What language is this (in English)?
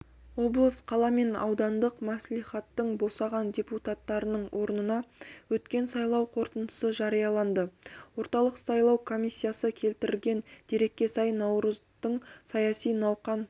Kazakh